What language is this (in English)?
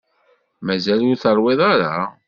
Kabyle